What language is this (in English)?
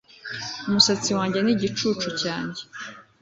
Kinyarwanda